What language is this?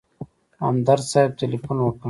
Pashto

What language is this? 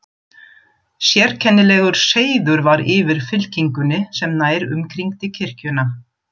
Icelandic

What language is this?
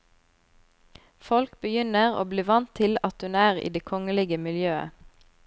Norwegian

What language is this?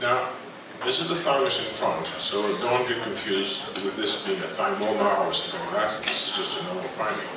English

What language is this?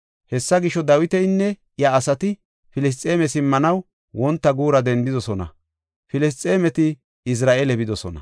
Gofa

